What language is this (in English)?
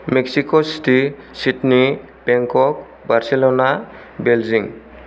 Bodo